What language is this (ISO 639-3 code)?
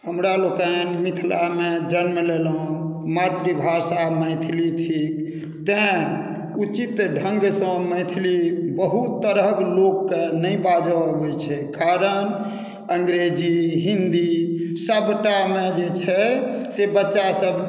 mai